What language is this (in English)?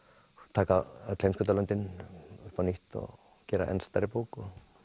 Icelandic